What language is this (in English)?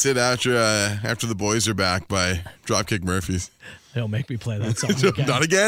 English